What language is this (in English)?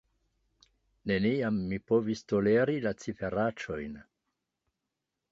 Esperanto